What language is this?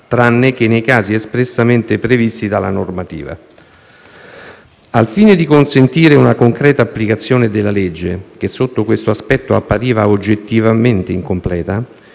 Italian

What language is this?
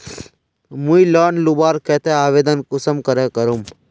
Magahi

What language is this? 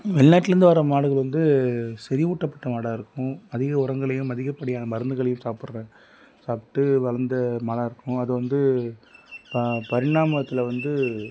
Tamil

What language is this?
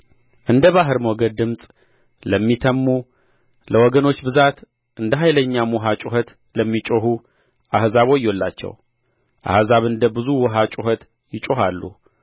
Amharic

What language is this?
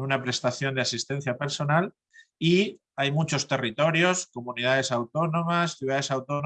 Spanish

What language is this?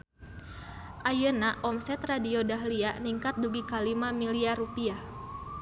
Sundanese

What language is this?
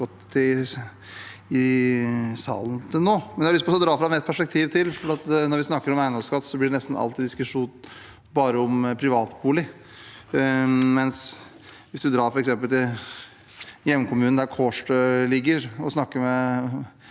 Norwegian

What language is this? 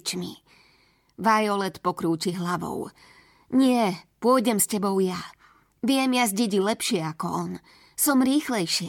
Slovak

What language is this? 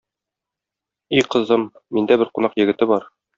Tatar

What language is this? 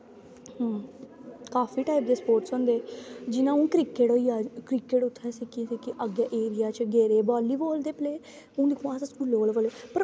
Dogri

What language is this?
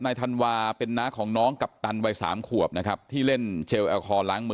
Thai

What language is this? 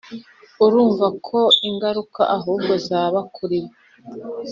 Kinyarwanda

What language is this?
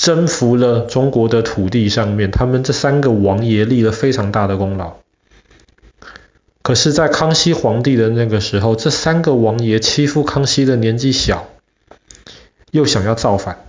Chinese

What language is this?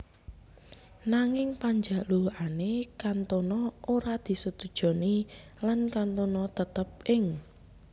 Javanese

